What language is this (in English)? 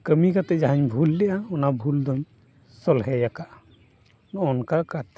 Santali